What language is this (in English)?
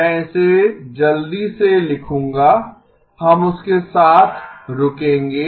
Hindi